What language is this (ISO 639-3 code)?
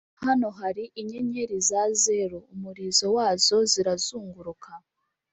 kin